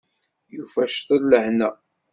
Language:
Kabyle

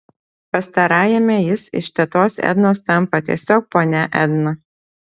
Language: Lithuanian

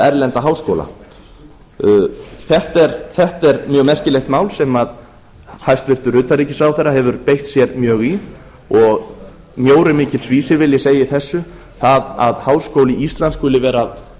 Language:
Icelandic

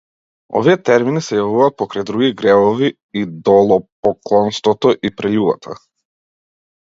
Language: Macedonian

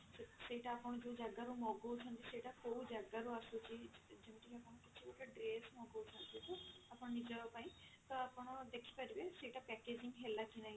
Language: Odia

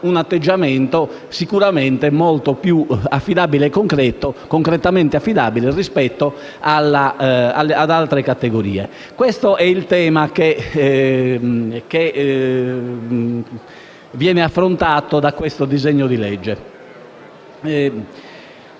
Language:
Italian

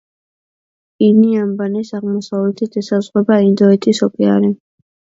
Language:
Georgian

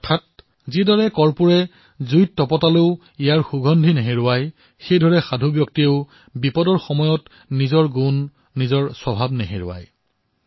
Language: Assamese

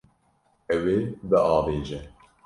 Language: Kurdish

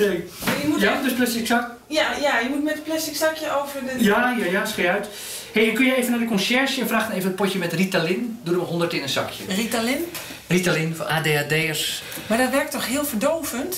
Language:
Dutch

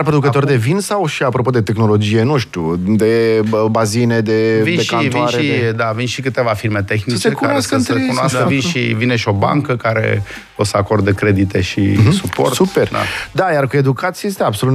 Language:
Romanian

